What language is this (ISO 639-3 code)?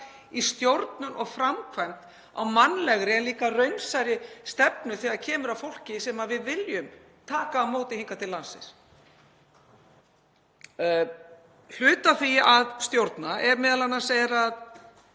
isl